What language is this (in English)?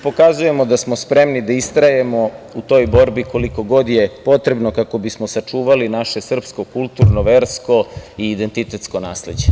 Serbian